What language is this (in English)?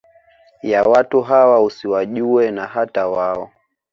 Swahili